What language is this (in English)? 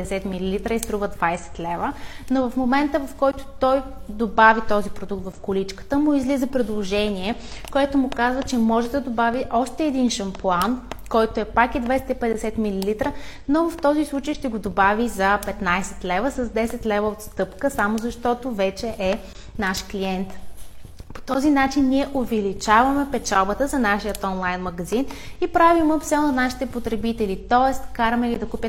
Bulgarian